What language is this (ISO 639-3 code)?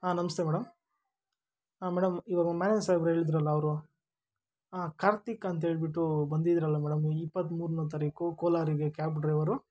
kan